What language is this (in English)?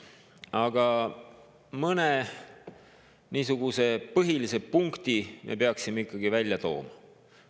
Estonian